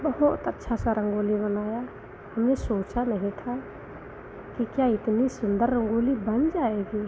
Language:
Hindi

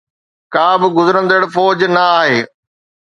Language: Sindhi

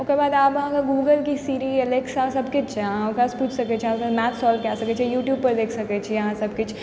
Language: Maithili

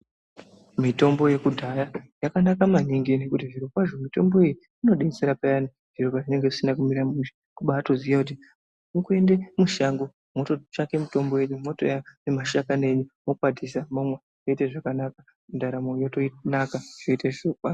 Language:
Ndau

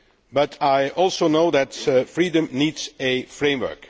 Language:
English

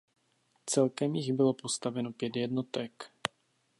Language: Czech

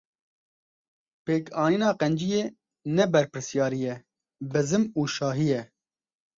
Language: Kurdish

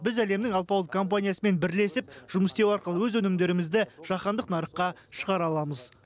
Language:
Kazakh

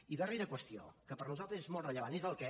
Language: Catalan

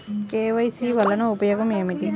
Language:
Telugu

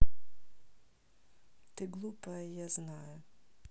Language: Russian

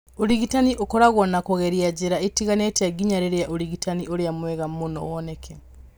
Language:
Kikuyu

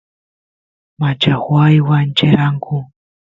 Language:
Santiago del Estero Quichua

